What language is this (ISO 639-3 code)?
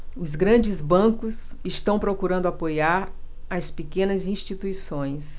por